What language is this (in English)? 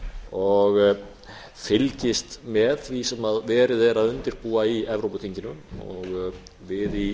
Icelandic